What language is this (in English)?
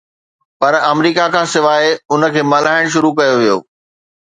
Sindhi